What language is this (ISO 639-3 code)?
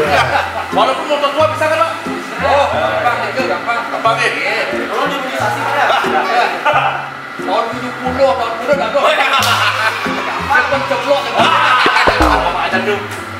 ind